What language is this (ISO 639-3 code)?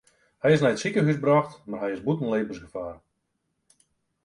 fry